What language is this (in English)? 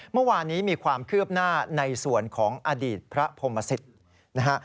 Thai